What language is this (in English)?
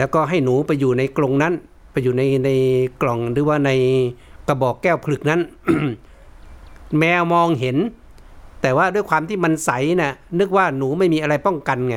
Thai